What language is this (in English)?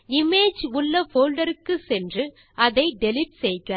Tamil